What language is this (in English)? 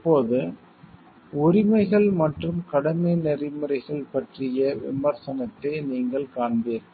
Tamil